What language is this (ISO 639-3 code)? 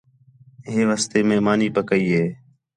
xhe